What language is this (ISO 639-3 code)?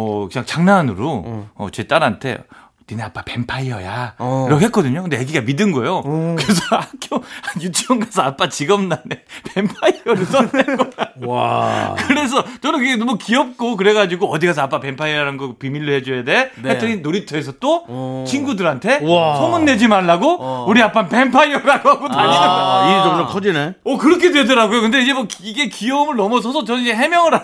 kor